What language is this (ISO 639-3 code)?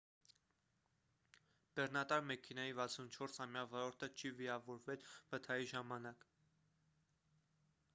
hye